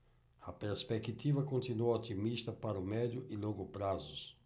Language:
Portuguese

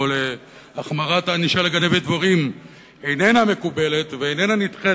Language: Hebrew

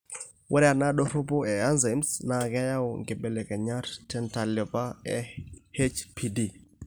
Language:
Masai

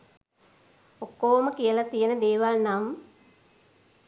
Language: Sinhala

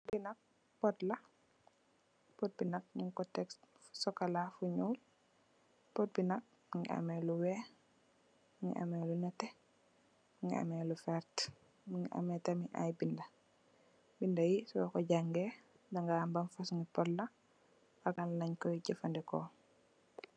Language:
Wolof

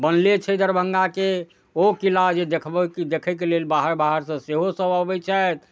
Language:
Maithili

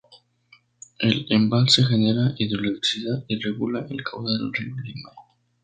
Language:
Spanish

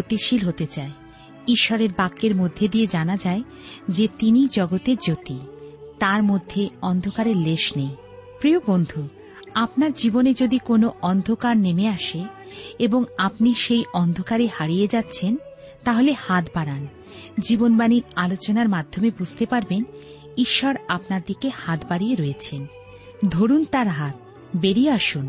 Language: Bangla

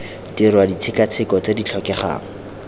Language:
Tswana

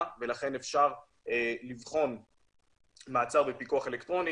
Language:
Hebrew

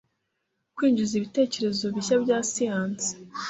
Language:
Kinyarwanda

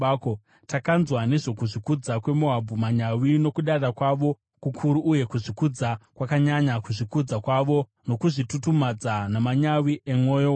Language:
Shona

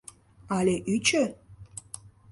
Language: Mari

